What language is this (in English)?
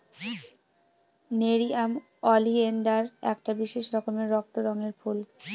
Bangla